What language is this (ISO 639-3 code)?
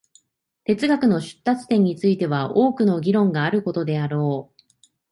jpn